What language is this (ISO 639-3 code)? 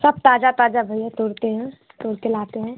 hin